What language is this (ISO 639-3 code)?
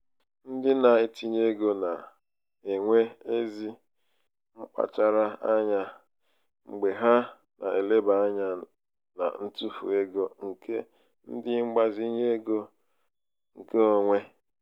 ibo